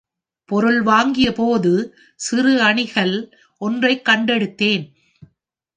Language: Tamil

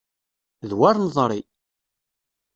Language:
Kabyle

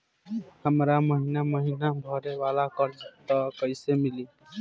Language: Bhojpuri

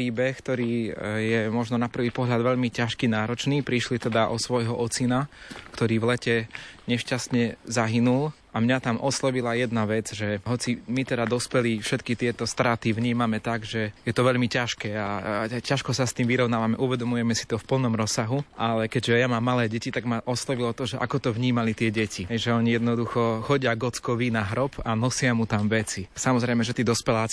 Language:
Slovak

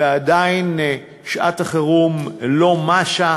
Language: Hebrew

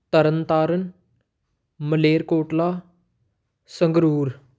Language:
Punjabi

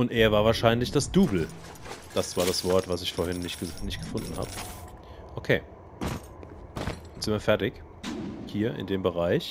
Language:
German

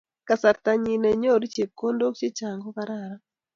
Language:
Kalenjin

